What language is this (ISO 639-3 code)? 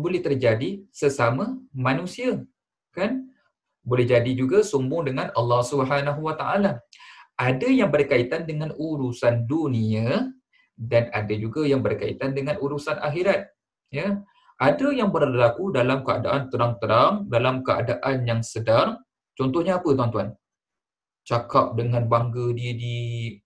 msa